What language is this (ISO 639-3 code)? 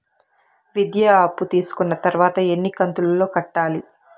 tel